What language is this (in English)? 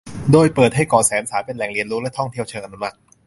Thai